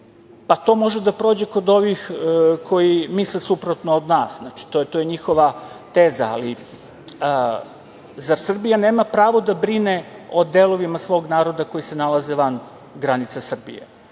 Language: Serbian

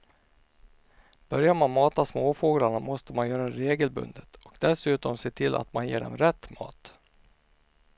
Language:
Swedish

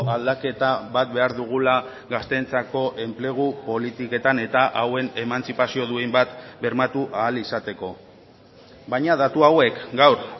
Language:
Basque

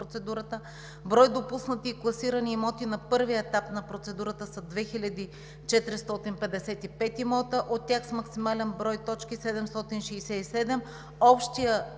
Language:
Bulgarian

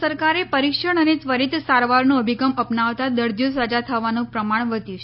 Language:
Gujarati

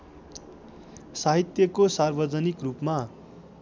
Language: Nepali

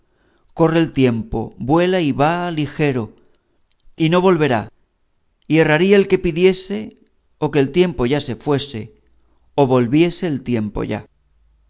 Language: Spanish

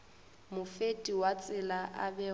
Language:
Northern Sotho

